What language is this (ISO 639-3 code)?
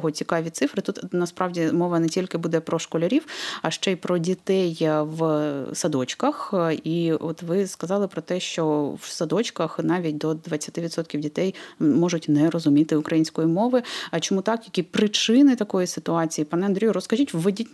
ukr